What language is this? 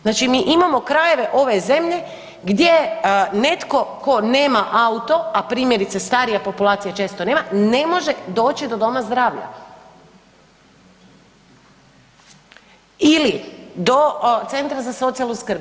Croatian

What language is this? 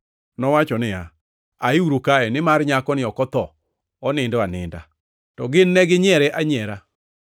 Luo (Kenya and Tanzania)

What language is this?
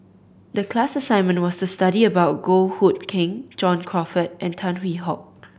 English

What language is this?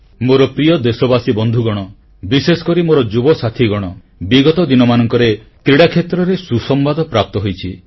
Odia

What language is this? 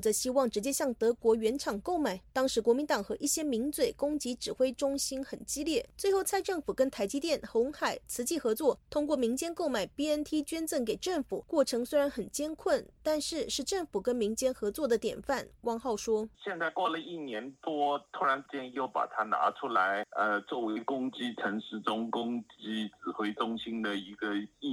Chinese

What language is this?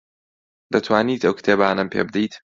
Central Kurdish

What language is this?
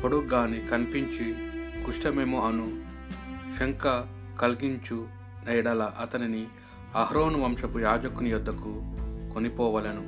Telugu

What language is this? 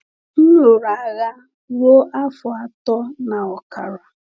Igbo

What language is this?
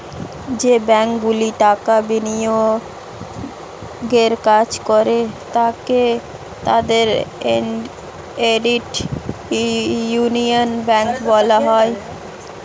Bangla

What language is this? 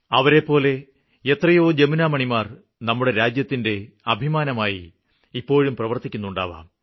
Malayalam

